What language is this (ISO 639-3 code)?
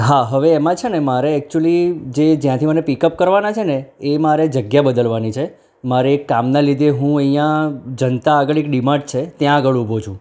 guj